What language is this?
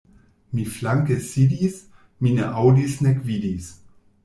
Esperanto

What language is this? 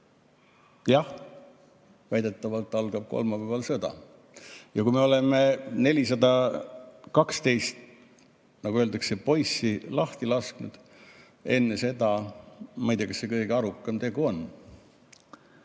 Estonian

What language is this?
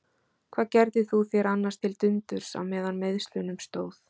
Icelandic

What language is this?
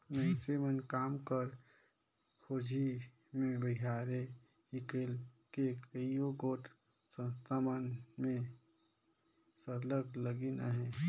Chhattisgarhi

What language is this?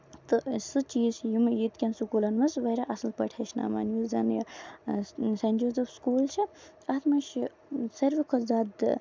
Kashmiri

